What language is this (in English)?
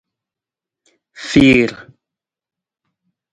Nawdm